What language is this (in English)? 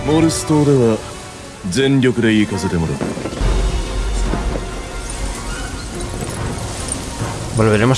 Spanish